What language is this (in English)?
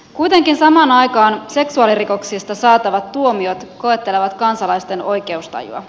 Finnish